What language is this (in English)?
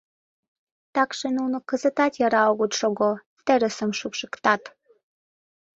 Mari